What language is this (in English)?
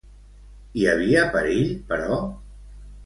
Catalan